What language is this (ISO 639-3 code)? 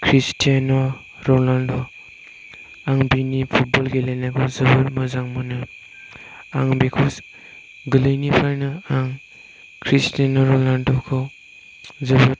brx